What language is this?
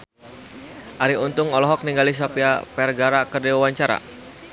Sundanese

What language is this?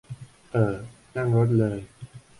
Thai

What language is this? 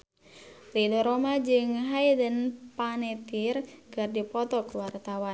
Sundanese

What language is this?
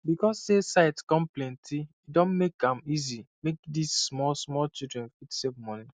Nigerian Pidgin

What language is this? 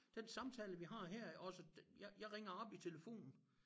Danish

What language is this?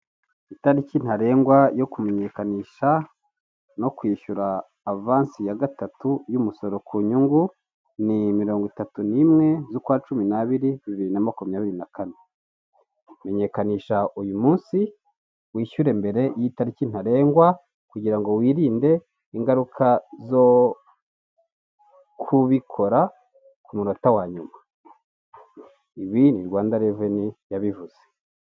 Kinyarwanda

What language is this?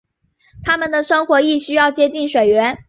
Chinese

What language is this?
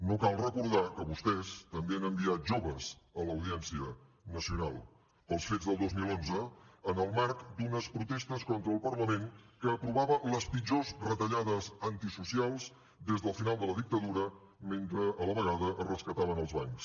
Catalan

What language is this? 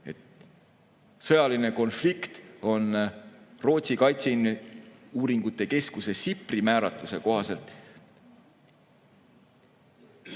Estonian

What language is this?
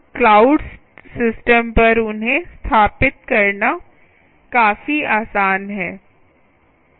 Hindi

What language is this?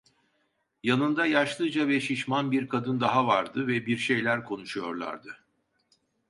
Turkish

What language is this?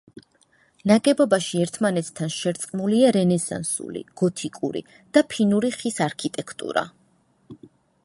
Georgian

